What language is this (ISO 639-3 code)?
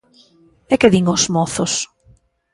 glg